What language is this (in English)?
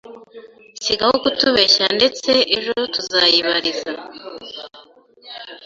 Kinyarwanda